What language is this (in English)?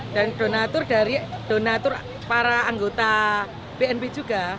Indonesian